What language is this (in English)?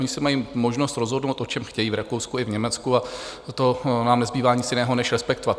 Czech